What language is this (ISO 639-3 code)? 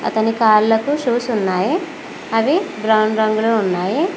tel